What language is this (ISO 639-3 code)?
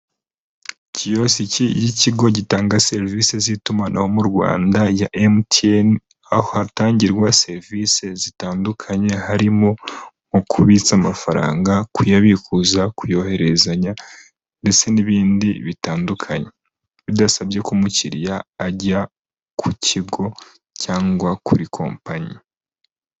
kin